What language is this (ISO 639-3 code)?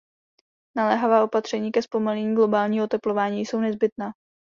ces